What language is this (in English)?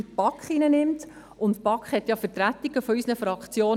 Swiss German